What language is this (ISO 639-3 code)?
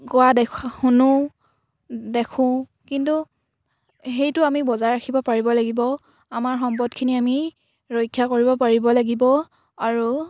asm